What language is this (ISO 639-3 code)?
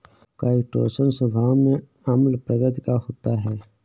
hin